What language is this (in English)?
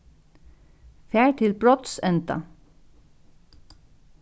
Faroese